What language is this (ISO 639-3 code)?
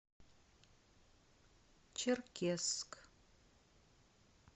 rus